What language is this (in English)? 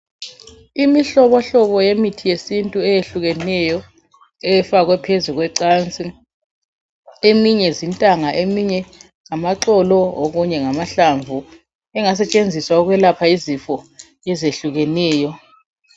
North Ndebele